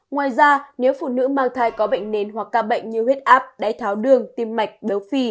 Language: Vietnamese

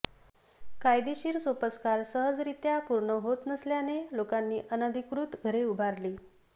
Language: Marathi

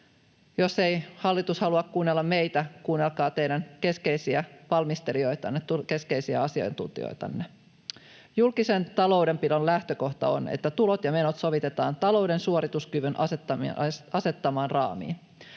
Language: Finnish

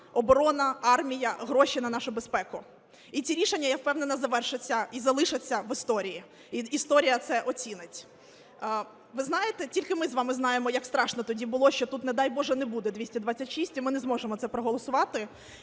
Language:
Ukrainian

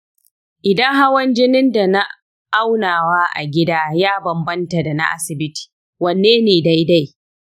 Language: Hausa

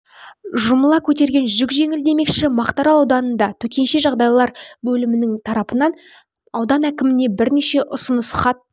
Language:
Kazakh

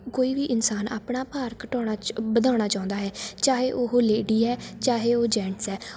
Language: Punjabi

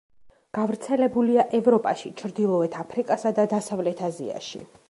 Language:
Georgian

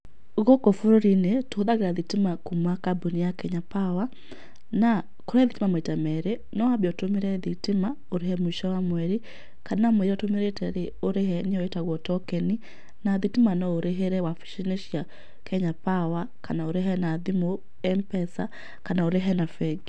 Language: Kikuyu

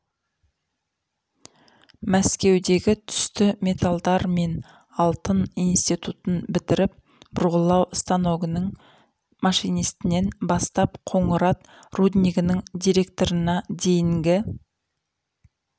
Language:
Kazakh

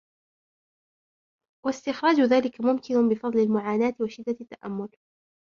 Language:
Arabic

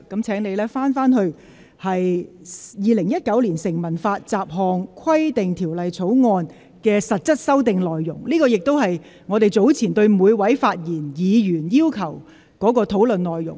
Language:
Cantonese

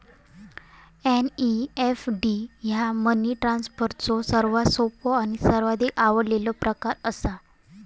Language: Marathi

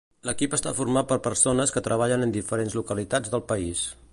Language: Catalan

